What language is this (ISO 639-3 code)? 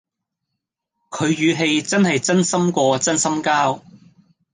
yue